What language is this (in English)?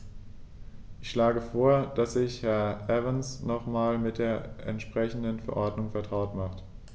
German